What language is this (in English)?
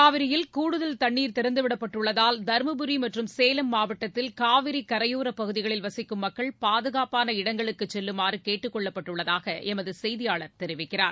Tamil